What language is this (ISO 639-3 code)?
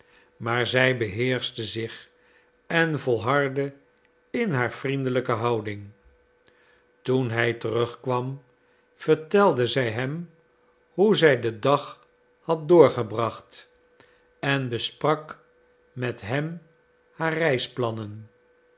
nld